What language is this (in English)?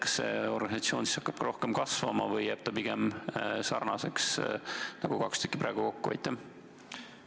Estonian